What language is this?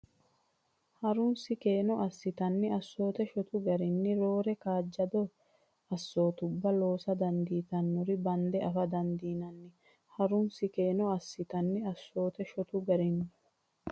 Sidamo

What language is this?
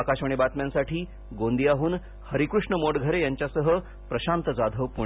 Marathi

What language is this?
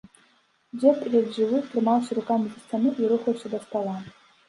Belarusian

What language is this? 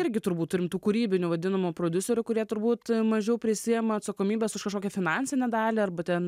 Lithuanian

